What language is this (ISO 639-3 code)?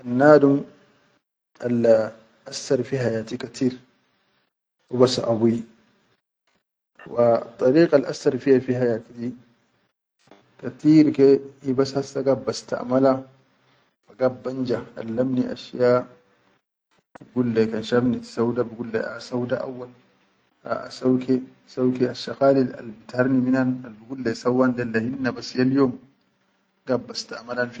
shu